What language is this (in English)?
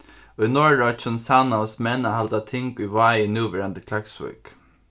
Faroese